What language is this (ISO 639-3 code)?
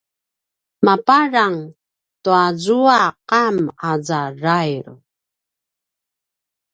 pwn